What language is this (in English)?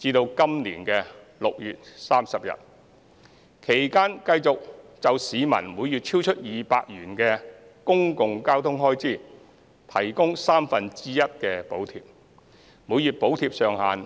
Cantonese